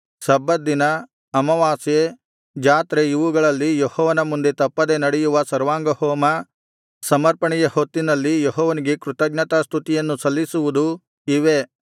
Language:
Kannada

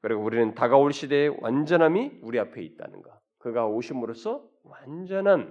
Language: Korean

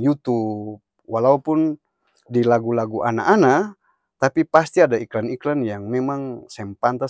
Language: Ambonese Malay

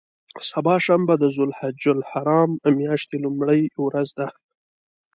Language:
Pashto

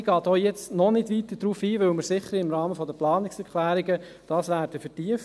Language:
Swiss German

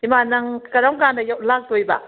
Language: Manipuri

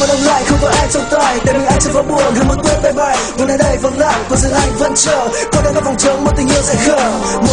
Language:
Vietnamese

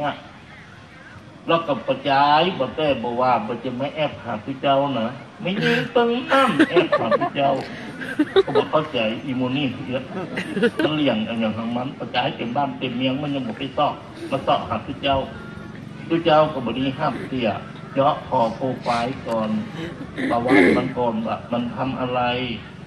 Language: Thai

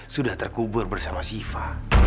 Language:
Indonesian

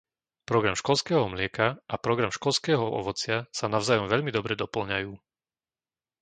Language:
Slovak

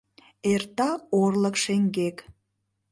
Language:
Mari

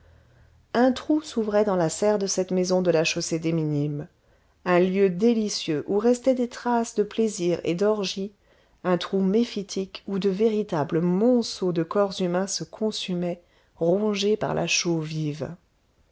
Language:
French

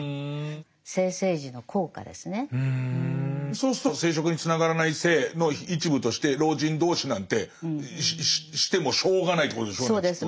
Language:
Japanese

